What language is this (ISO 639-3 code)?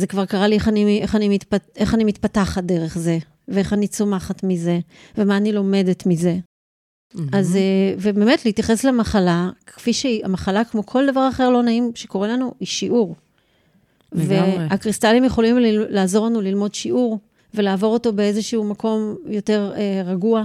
heb